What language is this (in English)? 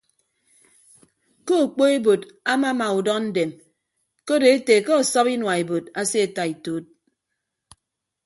Ibibio